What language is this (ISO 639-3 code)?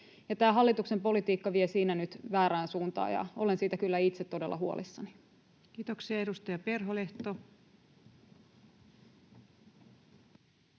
fin